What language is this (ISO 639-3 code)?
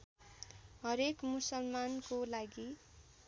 nep